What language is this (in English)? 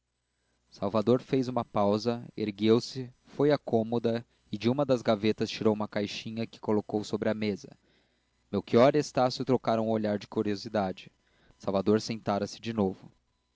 Portuguese